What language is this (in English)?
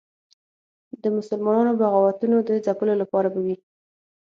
Pashto